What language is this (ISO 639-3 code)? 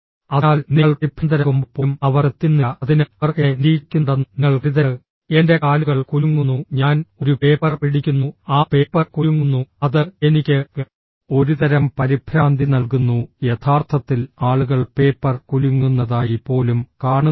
mal